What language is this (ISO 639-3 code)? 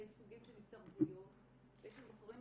heb